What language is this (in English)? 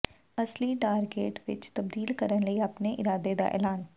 Punjabi